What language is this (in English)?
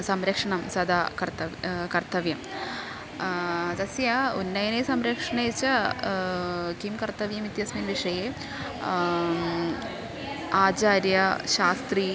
Sanskrit